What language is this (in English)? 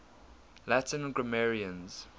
English